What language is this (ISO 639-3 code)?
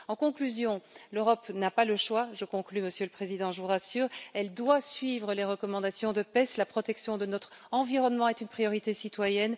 fra